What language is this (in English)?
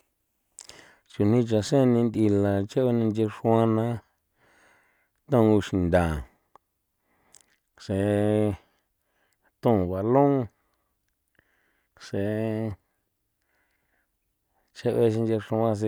San Felipe Otlaltepec Popoloca